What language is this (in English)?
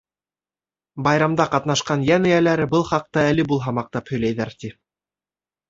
Bashkir